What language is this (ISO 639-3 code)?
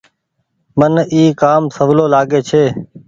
gig